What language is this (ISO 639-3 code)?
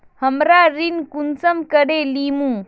mag